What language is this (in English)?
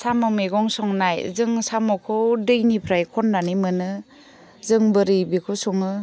Bodo